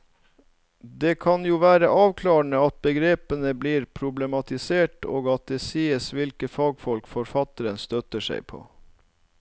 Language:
Norwegian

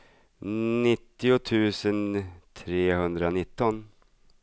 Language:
Swedish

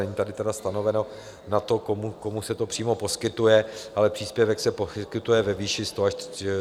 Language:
Czech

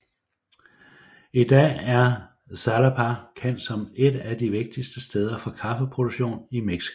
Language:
Danish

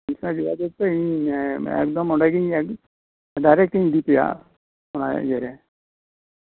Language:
Santali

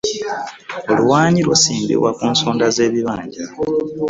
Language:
Ganda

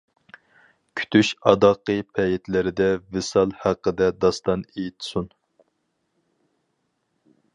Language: Uyghur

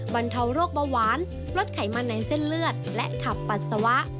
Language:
Thai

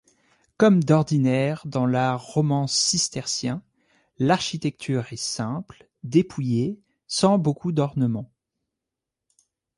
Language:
French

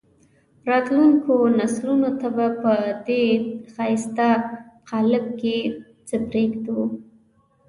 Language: Pashto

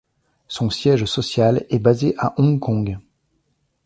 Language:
French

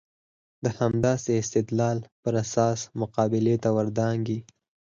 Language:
Pashto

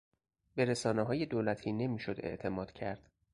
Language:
Persian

